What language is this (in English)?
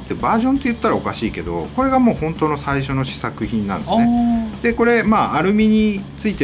Japanese